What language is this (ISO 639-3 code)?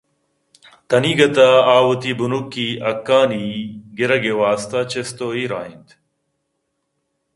bgp